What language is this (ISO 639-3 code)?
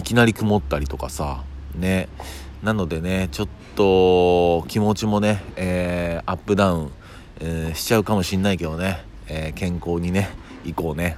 jpn